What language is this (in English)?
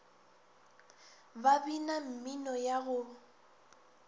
Northern Sotho